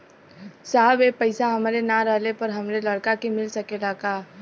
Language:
Bhojpuri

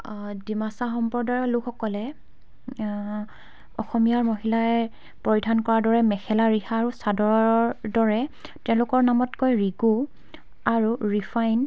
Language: Assamese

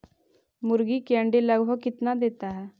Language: Magahi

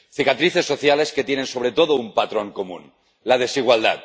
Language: Spanish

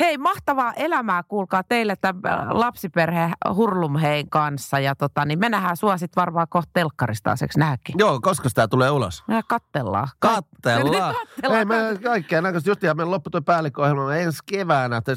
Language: Finnish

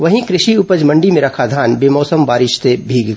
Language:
Hindi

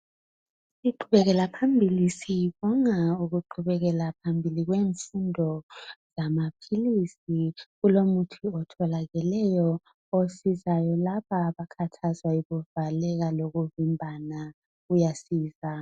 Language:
North Ndebele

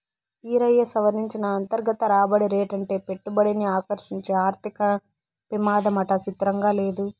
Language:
Telugu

